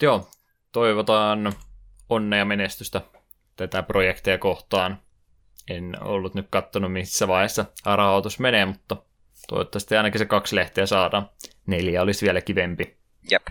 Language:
Finnish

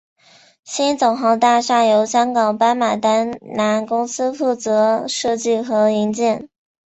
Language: Chinese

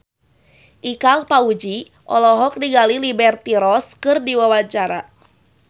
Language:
Sundanese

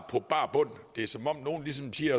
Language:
Danish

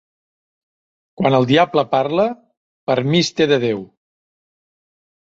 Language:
Catalan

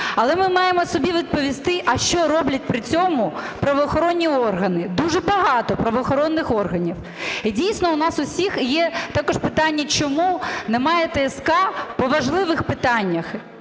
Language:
Ukrainian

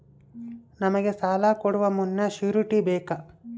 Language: Kannada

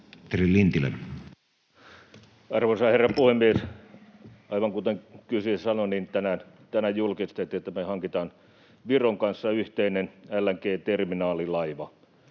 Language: Finnish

